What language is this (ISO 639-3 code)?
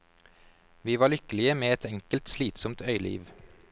nor